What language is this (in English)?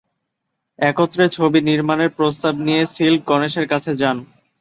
Bangla